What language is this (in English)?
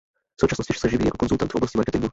Czech